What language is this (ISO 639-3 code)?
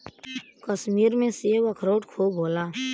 bho